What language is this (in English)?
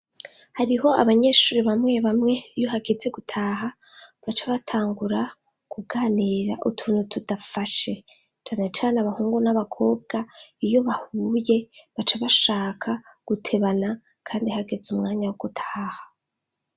Rundi